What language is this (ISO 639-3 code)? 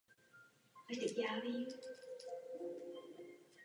ces